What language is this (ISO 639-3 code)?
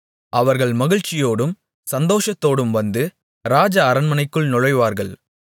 tam